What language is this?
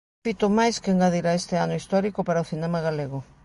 Galician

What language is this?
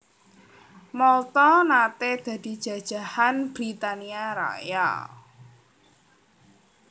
Javanese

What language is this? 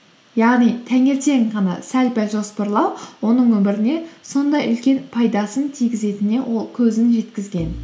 Kazakh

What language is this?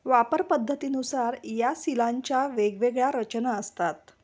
Marathi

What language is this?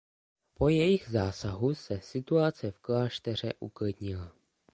Czech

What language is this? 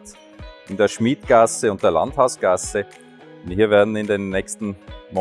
German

